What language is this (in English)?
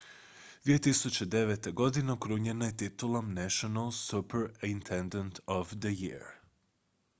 Croatian